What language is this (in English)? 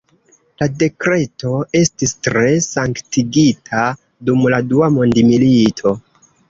Esperanto